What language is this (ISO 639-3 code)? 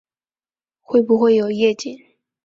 zho